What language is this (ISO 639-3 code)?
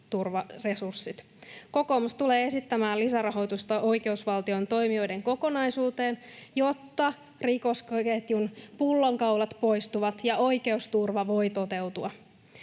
fin